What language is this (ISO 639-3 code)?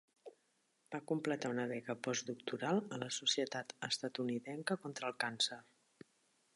cat